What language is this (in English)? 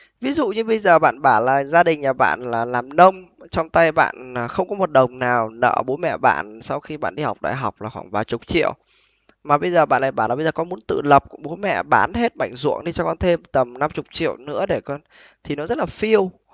Vietnamese